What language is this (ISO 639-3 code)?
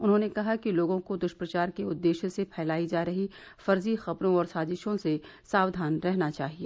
hin